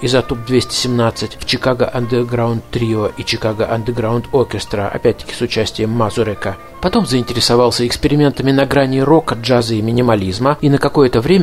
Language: Russian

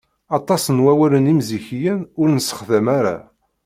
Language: Kabyle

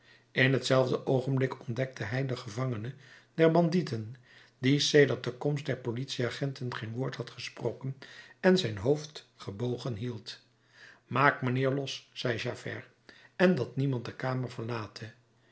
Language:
Dutch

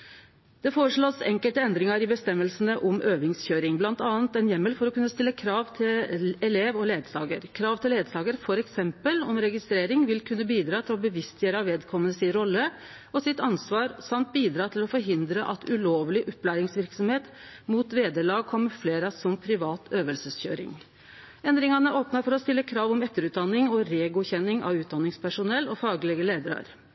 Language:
Norwegian Nynorsk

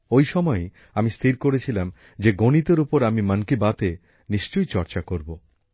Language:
Bangla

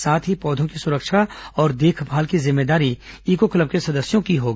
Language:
Hindi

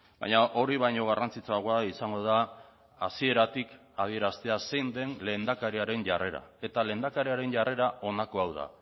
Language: Basque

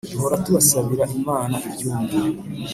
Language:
Kinyarwanda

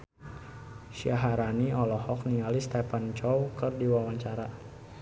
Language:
Sundanese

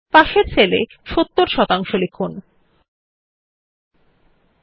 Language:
Bangla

